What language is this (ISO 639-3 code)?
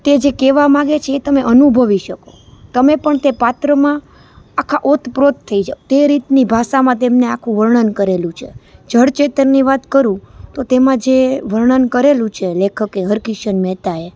guj